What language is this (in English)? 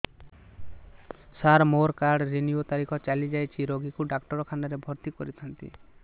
Odia